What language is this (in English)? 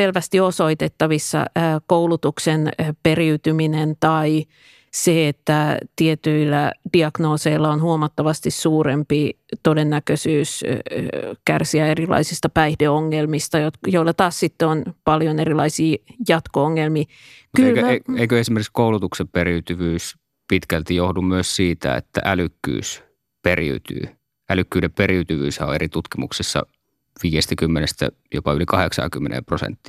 Finnish